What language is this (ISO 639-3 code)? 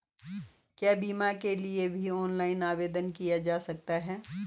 hin